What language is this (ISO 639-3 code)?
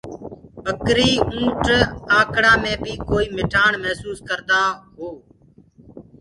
ggg